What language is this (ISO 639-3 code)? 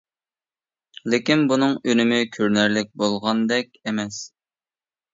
uig